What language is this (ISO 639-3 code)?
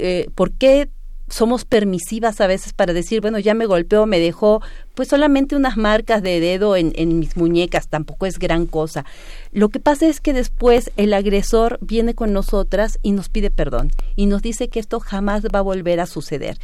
spa